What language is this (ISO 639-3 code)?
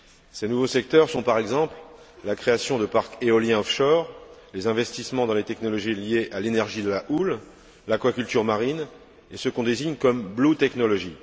fra